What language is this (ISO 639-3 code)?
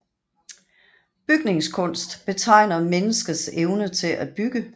dan